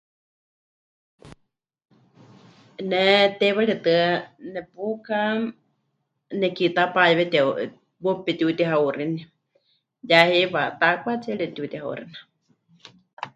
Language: Huichol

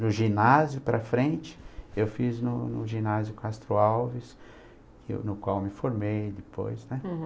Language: Portuguese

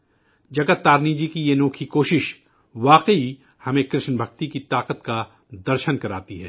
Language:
Urdu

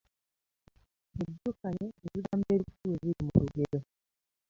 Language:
Ganda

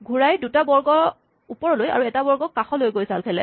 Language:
Assamese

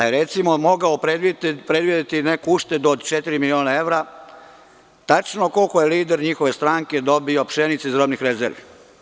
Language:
Serbian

